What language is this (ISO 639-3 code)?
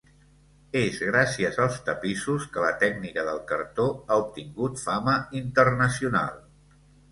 cat